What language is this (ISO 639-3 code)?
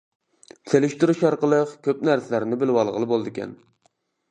uig